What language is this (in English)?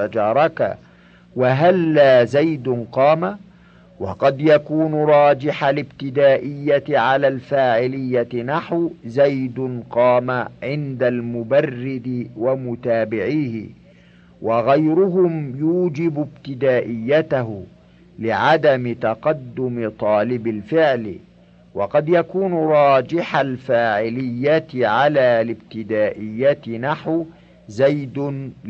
Arabic